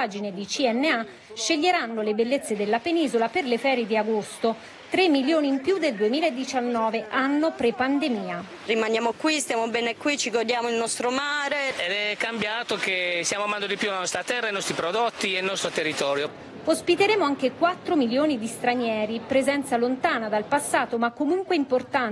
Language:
Italian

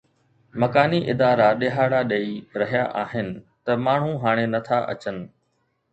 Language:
Sindhi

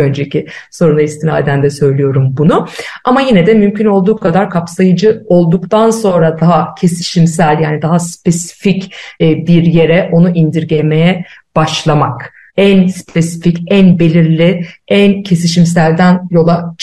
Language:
Turkish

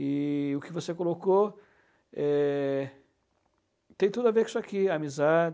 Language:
Portuguese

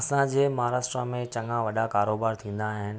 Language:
Sindhi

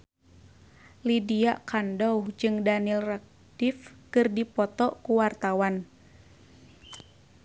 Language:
Sundanese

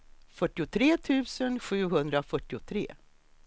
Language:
Swedish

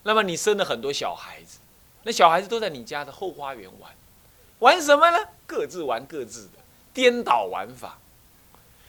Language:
Chinese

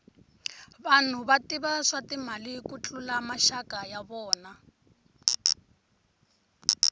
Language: Tsonga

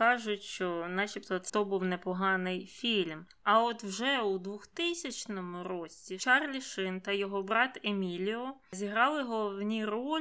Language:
Ukrainian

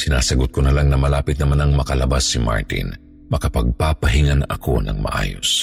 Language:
Filipino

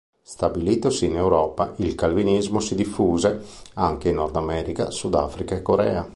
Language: Italian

